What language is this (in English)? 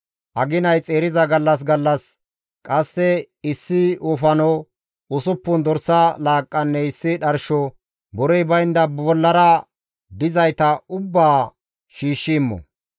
Gamo